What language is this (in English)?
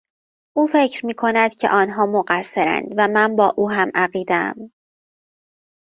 Persian